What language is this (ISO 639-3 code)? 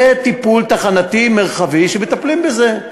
heb